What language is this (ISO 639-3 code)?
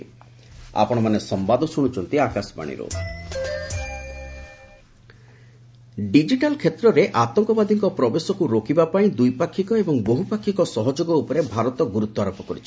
ori